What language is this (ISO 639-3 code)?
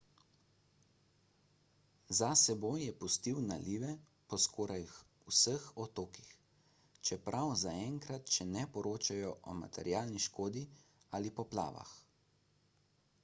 slv